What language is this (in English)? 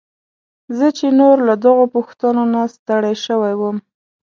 Pashto